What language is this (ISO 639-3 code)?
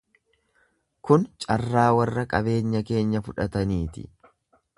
orm